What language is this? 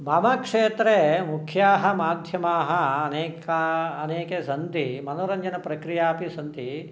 Sanskrit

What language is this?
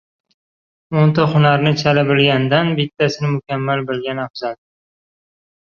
Uzbek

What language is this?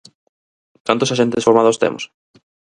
Galician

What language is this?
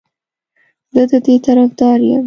Pashto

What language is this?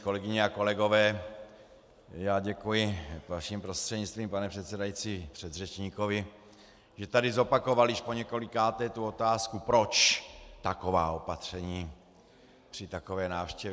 Czech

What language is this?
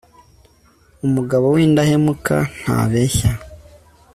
Kinyarwanda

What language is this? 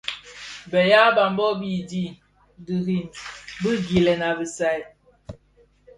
Bafia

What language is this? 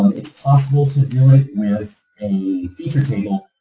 English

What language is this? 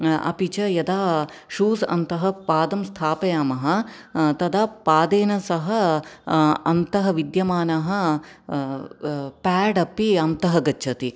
Sanskrit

